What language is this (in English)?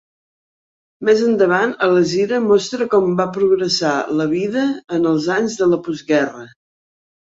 Catalan